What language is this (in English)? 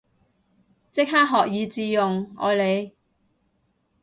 Cantonese